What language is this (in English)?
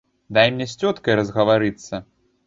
Belarusian